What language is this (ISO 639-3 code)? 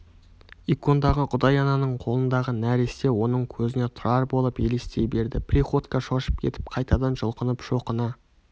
kaz